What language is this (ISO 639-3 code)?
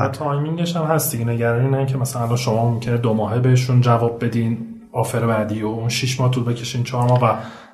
fas